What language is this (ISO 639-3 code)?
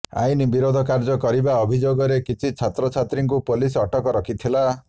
ori